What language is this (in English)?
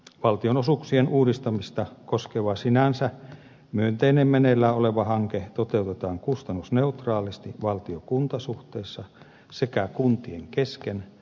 Finnish